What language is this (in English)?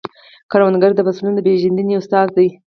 Pashto